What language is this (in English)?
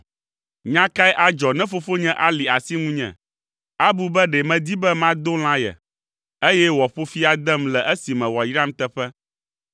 Ewe